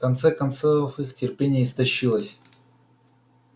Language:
Russian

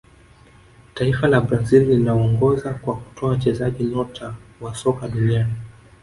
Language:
Swahili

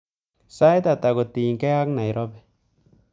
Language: Kalenjin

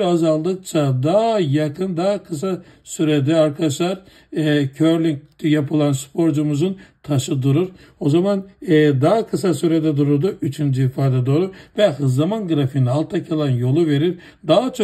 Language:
Turkish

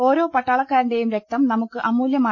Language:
Malayalam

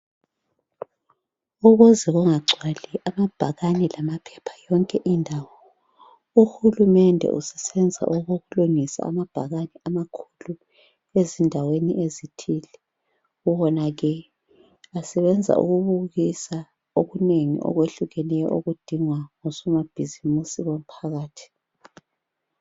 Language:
North Ndebele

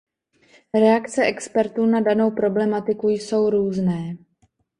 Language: Czech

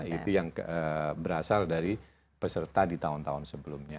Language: Indonesian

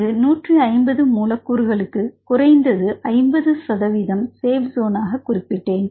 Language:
Tamil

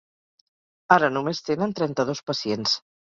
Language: Catalan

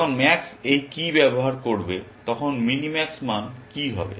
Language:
Bangla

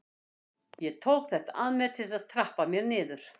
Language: Icelandic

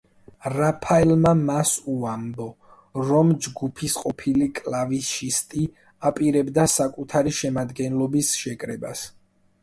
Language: Georgian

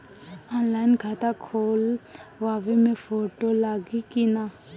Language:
Bhojpuri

